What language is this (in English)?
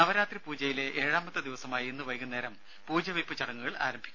Malayalam